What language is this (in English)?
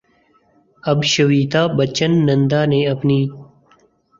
Urdu